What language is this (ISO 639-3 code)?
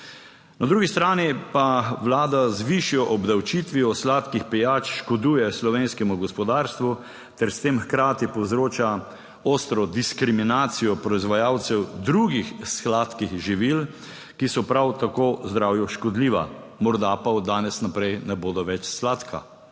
slv